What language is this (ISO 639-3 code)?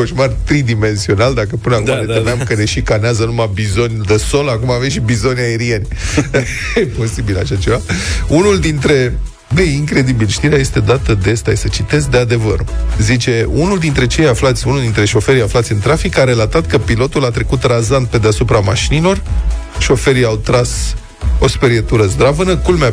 ron